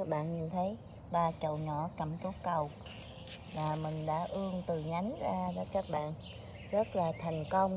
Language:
Vietnamese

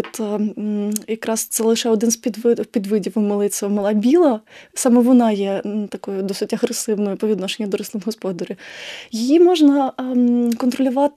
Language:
Ukrainian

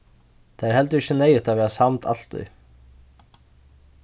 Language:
Faroese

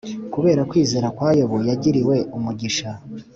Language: Kinyarwanda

